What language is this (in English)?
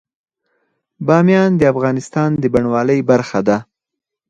Pashto